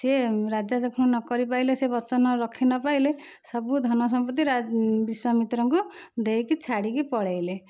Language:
Odia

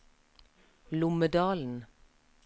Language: Norwegian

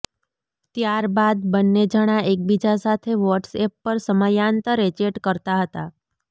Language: Gujarati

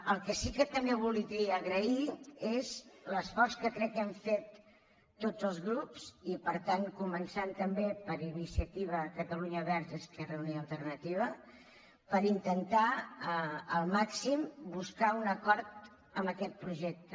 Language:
Catalan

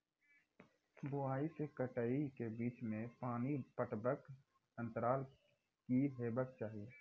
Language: Maithili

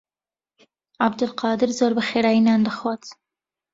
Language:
Central Kurdish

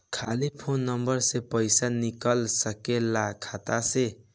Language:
Bhojpuri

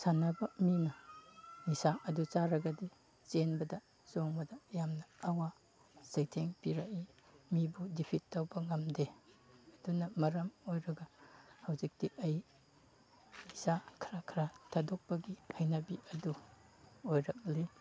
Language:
Manipuri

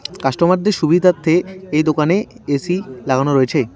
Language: Bangla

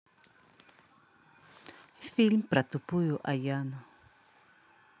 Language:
Russian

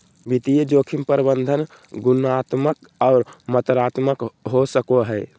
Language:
Magahi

